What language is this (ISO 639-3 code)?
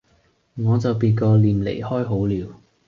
yue